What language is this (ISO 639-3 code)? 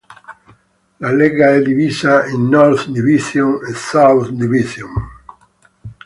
ita